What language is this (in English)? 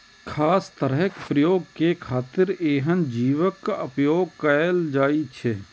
Maithili